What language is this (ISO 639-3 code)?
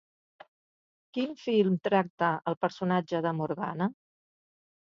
cat